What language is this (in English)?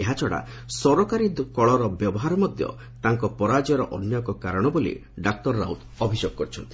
Odia